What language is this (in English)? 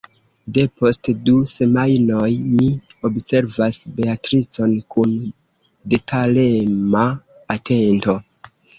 Esperanto